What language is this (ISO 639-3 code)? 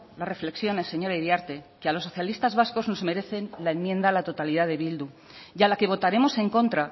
spa